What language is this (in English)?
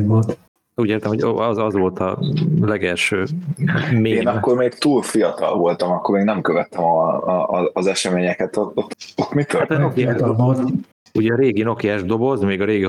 Hungarian